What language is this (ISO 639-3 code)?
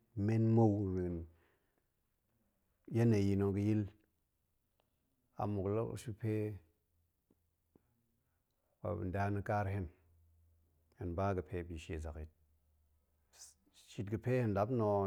ank